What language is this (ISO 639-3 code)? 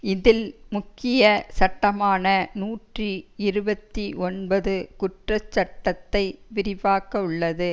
tam